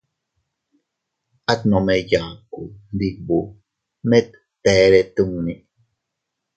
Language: Teutila Cuicatec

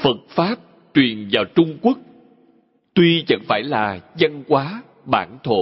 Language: Vietnamese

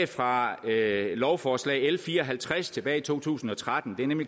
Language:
Danish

